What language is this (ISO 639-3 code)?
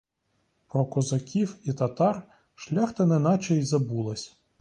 ukr